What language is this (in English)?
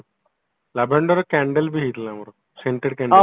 Odia